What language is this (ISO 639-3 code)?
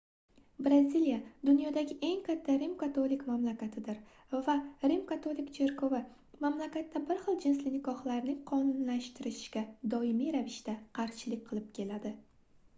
uzb